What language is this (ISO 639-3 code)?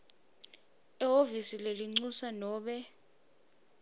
ssw